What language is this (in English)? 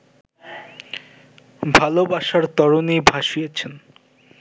Bangla